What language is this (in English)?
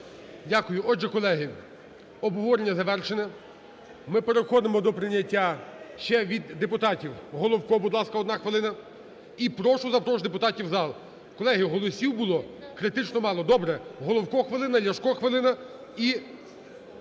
Ukrainian